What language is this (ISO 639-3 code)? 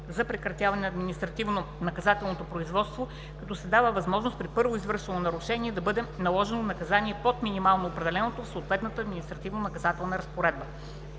bul